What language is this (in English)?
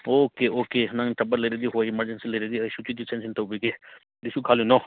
Manipuri